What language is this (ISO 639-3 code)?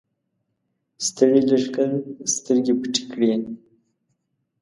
pus